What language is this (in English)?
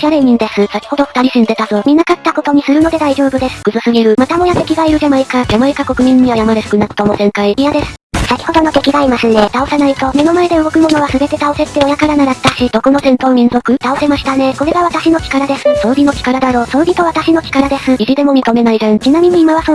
Japanese